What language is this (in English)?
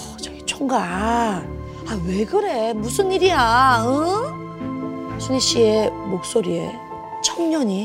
Korean